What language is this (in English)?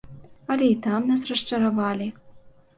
Belarusian